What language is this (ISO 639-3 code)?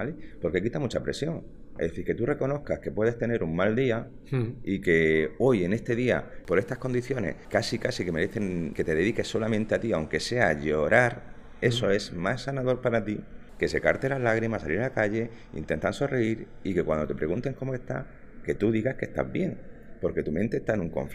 spa